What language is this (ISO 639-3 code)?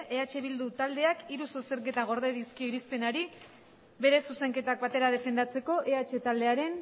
eus